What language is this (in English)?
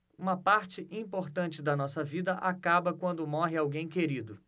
Portuguese